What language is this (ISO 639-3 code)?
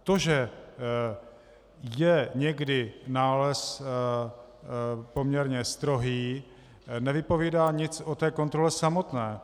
ces